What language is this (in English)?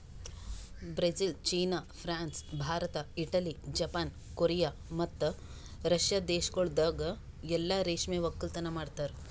Kannada